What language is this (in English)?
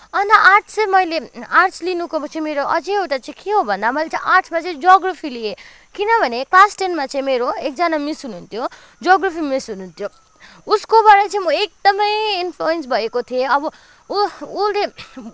Nepali